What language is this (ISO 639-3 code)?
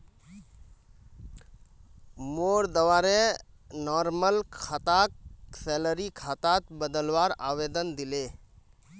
mag